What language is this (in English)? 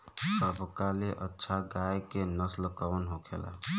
Bhojpuri